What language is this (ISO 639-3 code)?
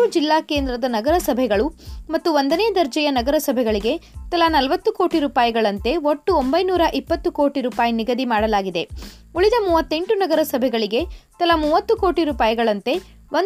kan